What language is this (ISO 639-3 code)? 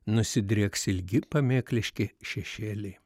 lit